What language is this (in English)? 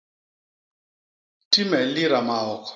Basaa